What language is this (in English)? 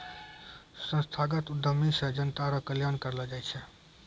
Maithili